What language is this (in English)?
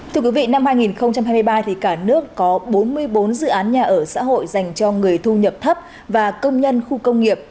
Vietnamese